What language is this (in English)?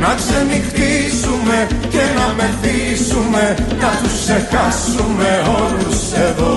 Greek